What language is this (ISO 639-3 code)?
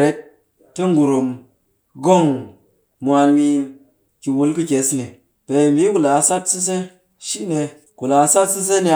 cky